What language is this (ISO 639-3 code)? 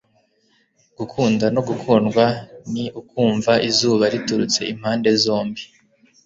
kin